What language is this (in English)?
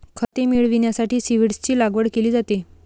Marathi